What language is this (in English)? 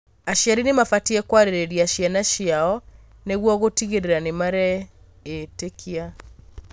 Kikuyu